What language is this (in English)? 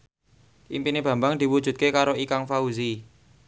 Javanese